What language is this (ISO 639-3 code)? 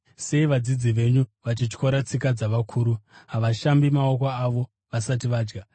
sna